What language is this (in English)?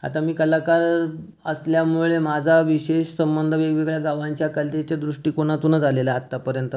Marathi